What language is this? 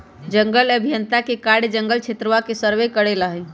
Magahi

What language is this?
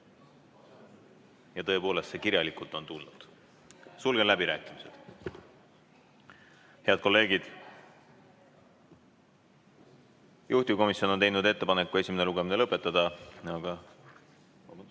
Estonian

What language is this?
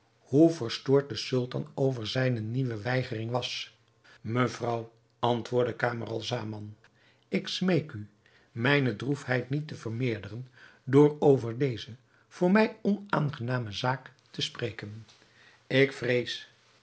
Dutch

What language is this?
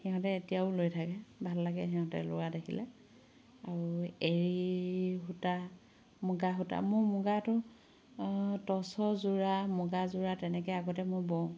Assamese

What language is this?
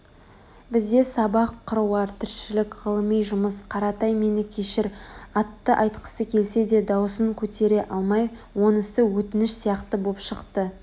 Kazakh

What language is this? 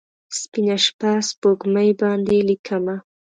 Pashto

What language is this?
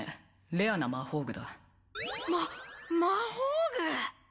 Japanese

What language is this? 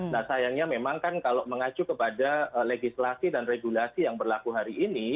Indonesian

